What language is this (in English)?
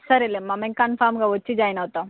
Telugu